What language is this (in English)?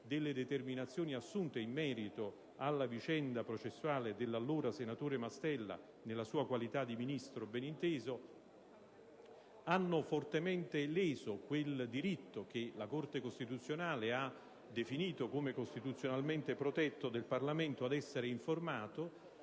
Italian